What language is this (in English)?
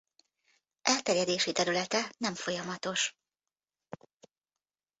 Hungarian